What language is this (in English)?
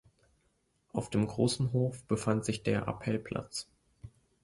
German